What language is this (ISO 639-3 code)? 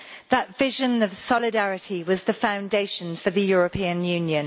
eng